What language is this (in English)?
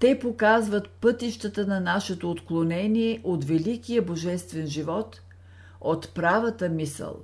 Bulgarian